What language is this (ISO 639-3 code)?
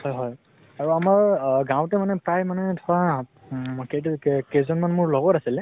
asm